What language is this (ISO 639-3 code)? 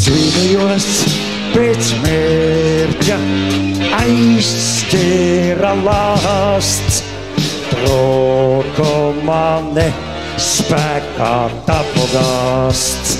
lav